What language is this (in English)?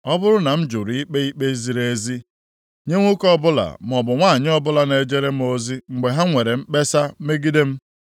Igbo